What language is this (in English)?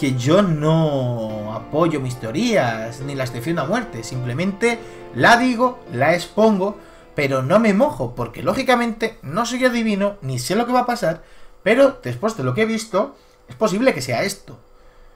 Spanish